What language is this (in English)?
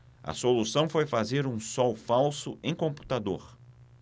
Portuguese